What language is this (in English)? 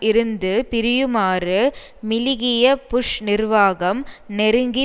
Tamil